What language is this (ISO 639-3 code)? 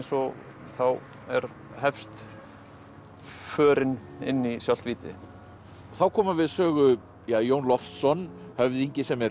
isl